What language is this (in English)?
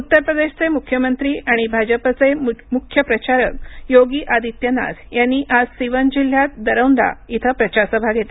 Marathi